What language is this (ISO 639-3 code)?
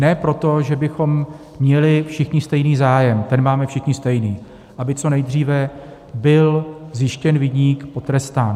ces